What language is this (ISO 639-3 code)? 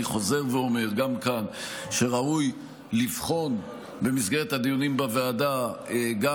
heb